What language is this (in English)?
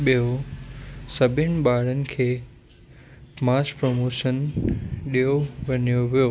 Sindhi